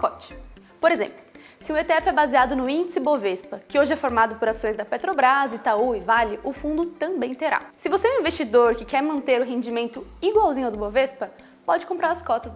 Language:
Portuguese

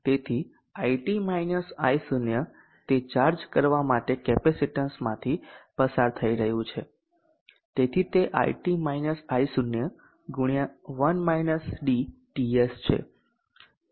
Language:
Gujarati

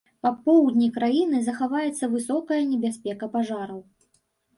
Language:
Belarusian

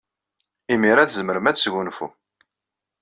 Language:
Kabyle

